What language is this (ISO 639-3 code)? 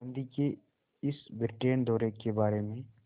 hin